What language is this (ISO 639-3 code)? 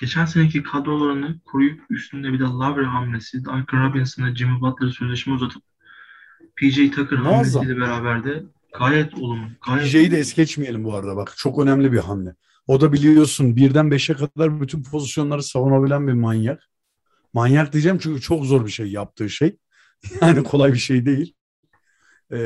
tur